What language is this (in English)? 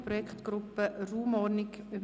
Swiss German